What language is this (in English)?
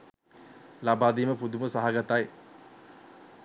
Sinhala